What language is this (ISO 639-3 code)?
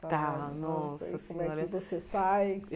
por